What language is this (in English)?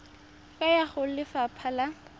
Tswana